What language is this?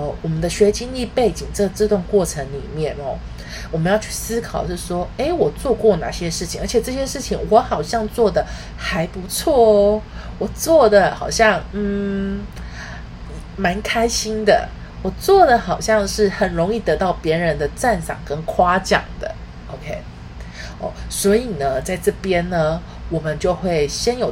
Chinese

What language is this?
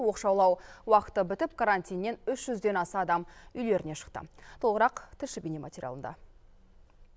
Kazakh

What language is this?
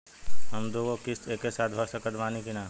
Bhojpuri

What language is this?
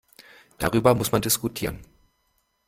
German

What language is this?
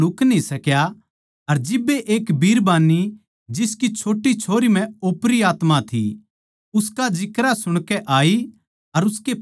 Haryanvi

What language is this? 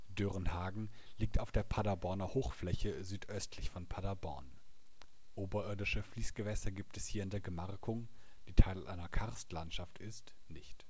German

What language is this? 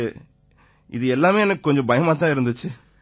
Tamil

